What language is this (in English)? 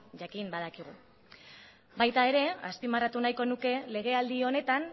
Basque